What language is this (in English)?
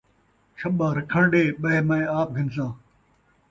Saraiki